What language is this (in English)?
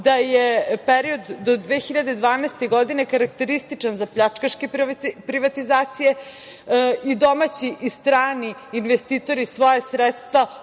Serbian